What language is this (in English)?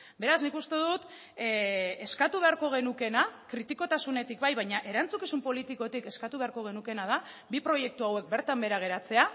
Basque